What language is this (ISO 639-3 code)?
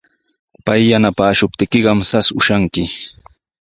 qws